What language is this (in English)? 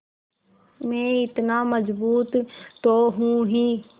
Hindi